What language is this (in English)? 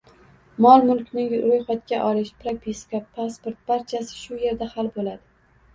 Uzbek